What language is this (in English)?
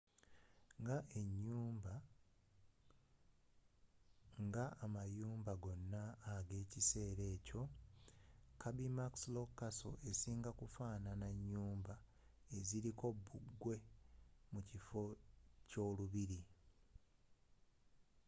Ganda